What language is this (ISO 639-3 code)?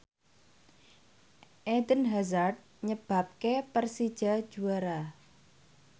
jav